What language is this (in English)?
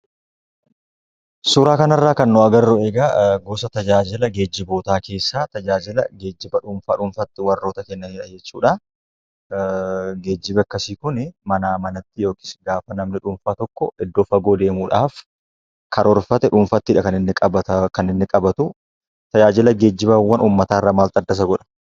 Oromo